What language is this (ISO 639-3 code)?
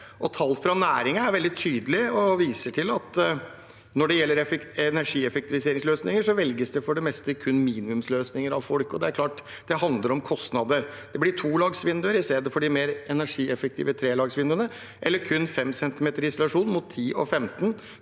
nor